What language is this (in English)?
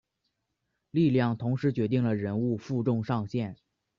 Chinese